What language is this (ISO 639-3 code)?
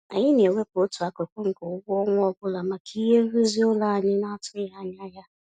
ibo